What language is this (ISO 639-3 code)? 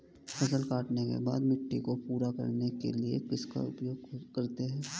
hin